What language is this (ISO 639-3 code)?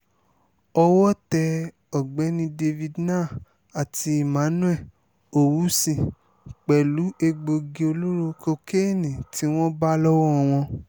yor